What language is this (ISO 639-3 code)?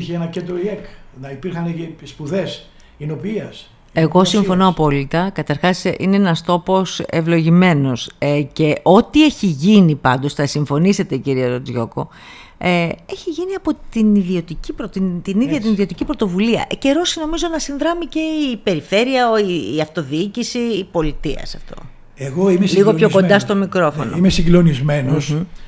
ell